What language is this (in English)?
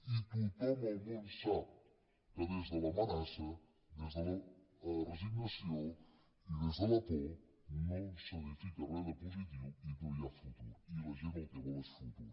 Catalan